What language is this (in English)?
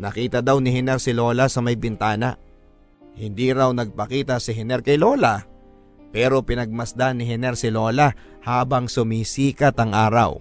Filipino